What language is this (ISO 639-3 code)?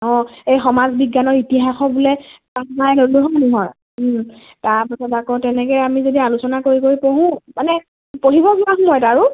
asm